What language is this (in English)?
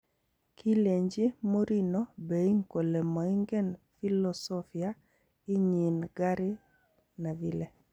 Kalenjin